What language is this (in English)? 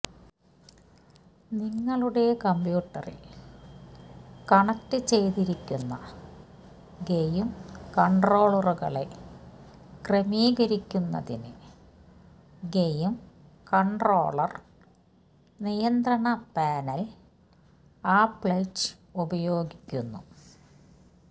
Malayalam